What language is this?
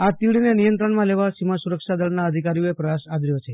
Gujarati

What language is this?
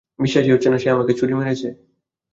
Bangla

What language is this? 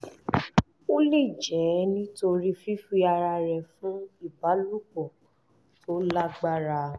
Yoruba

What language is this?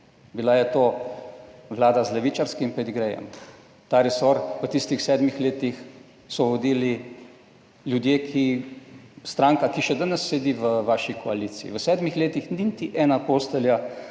Slovenian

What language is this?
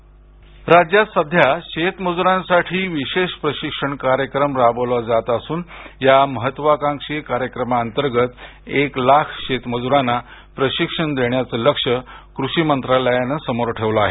Marathi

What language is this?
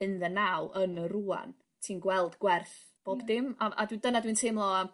Welsh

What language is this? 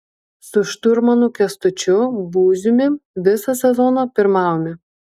Lithuanian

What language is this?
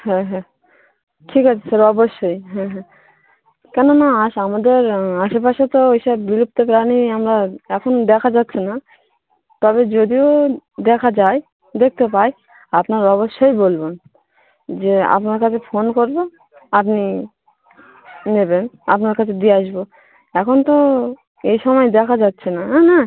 Bangla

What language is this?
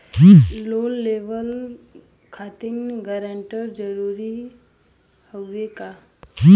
Bhojpuri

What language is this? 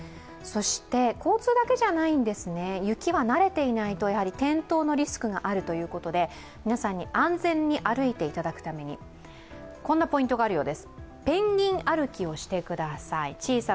Japanese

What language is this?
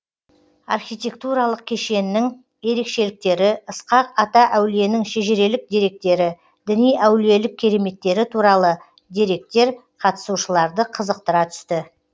Kazakh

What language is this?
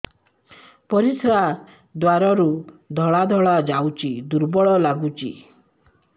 Odia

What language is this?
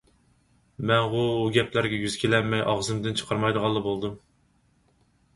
Uyghur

